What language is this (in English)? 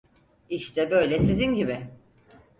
Turkish